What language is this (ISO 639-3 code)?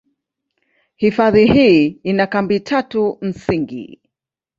swa